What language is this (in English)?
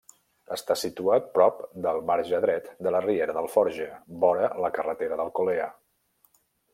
Catalan